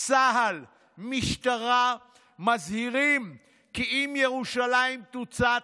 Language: Hebrew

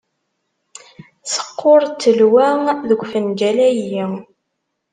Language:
Kabyle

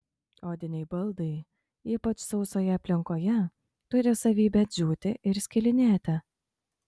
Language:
Lithuanian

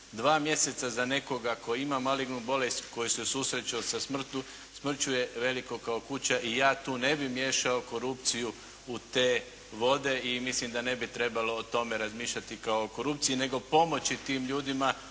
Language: Croatian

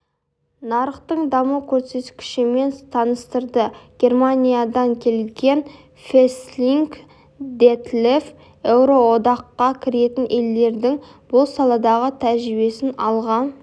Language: Kazakh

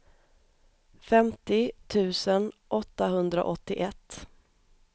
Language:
Swedish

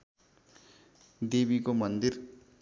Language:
Nepali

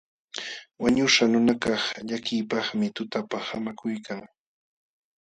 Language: Jauja Wanca Quechua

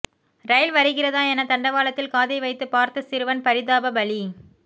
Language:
Tamil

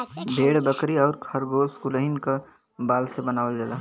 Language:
Bhojpuri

